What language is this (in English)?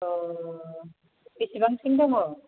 Bodo